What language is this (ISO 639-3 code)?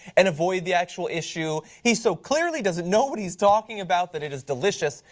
eng